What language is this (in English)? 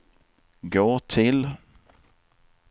Swedish